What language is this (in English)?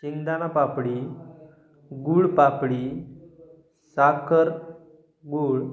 Marathi